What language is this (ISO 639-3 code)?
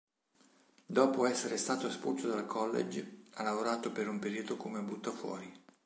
ita